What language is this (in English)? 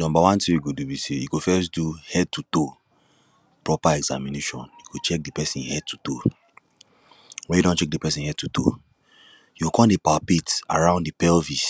Nigerian Pidgin